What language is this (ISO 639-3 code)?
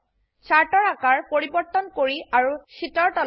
asm